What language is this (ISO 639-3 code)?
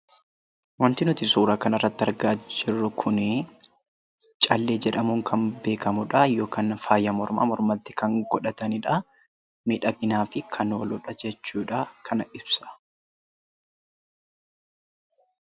orm